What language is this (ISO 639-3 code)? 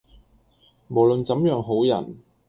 yue